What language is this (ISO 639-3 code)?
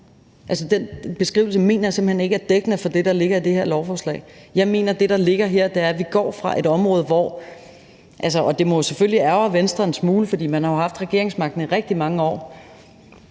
dan